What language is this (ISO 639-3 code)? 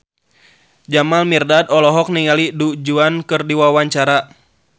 sun